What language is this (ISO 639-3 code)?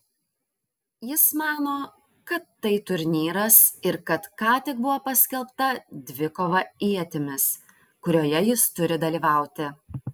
lit